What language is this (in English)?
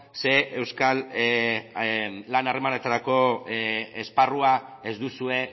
Basque